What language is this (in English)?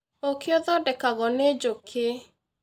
Kikuyu